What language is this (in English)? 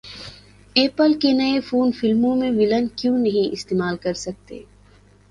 Urdu